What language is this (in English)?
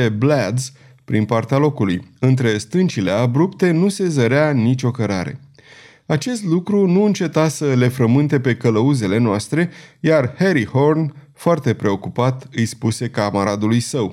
Romanian